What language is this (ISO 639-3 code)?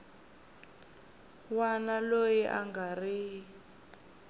tso